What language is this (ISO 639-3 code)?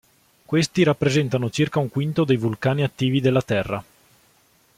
ita